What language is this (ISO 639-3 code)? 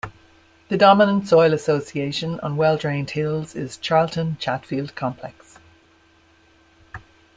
eng